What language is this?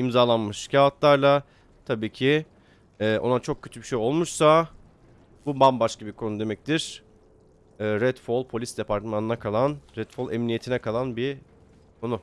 Turkish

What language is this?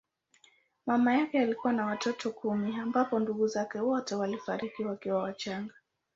Swahili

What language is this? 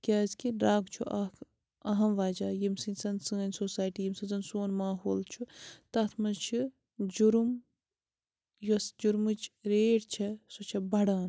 Kashmiri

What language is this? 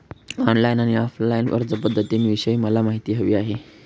Marathi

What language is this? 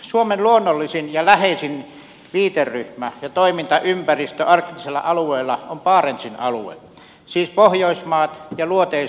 Finnish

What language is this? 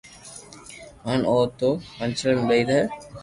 Loarki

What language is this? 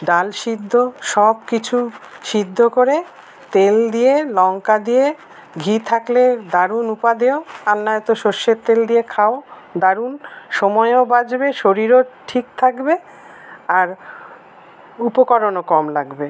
Bangla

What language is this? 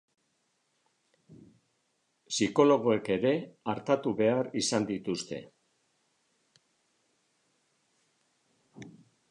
Basque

